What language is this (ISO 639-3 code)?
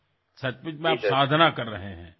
asm